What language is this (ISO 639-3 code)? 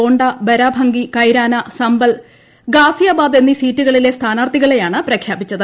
mal